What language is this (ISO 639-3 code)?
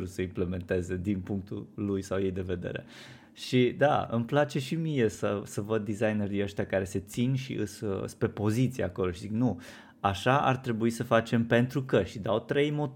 ron